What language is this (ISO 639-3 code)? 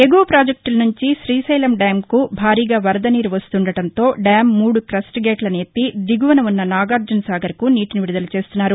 tel